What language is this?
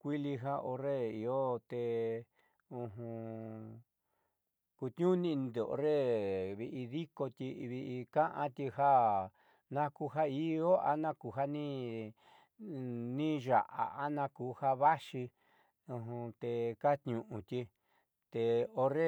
Southeastern Nochixtlán Mixtec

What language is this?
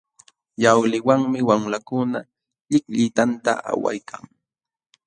Jauja Wanca Quechua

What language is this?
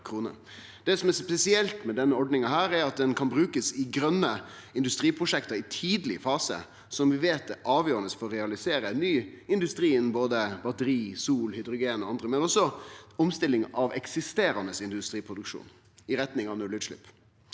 Norwegian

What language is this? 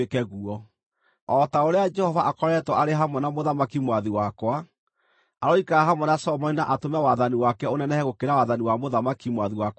Kikuyu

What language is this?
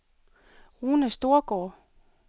Danish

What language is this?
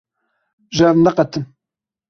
Kurdish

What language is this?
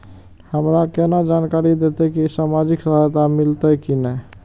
Maithili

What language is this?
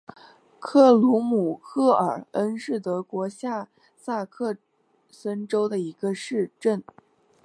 Chinese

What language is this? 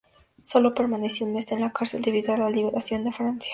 Spanish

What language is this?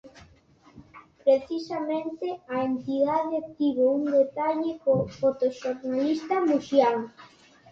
Galician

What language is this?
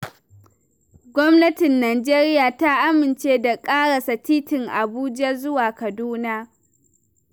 Hausa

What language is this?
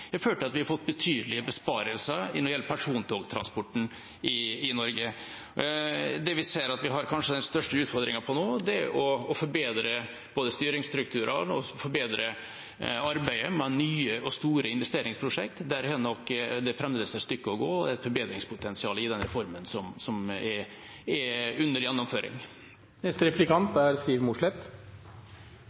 Norwegian Bokmål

